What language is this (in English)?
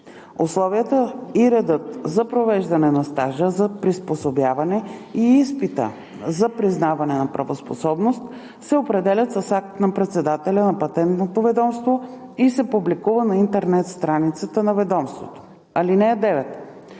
Bulgarian